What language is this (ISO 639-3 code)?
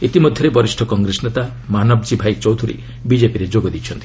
ori